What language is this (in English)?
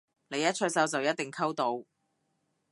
Cantonese